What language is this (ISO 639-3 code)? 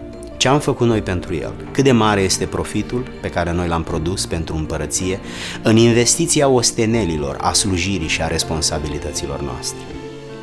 ron